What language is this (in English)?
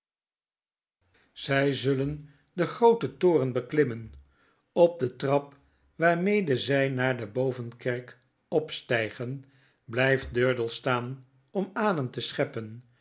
Dutch